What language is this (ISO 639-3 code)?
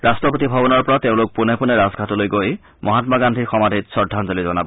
asm